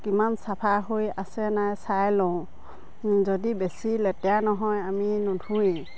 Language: Assamese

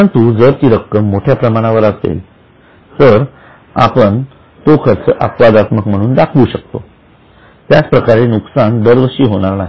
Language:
Marathi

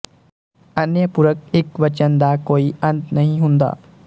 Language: Punjabi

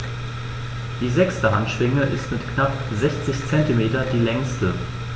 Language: German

